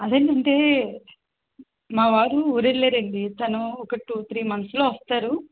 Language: Telugu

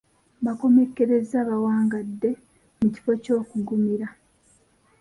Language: Ganda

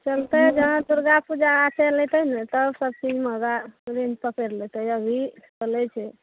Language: Maithili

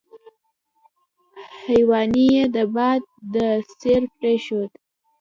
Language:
Pashto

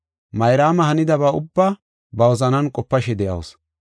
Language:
Gofa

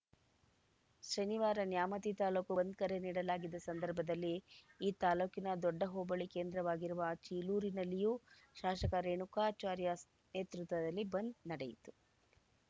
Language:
Kannada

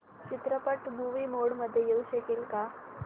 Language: Marathi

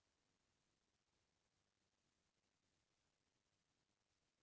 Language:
Chhattisgarhi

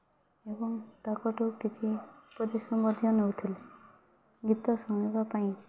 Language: Odia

